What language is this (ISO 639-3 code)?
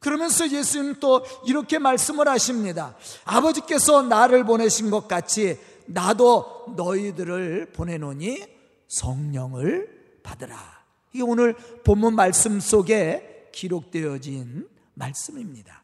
kor